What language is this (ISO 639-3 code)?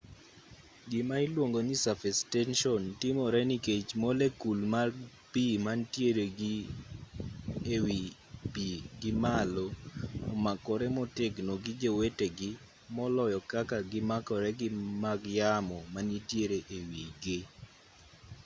luo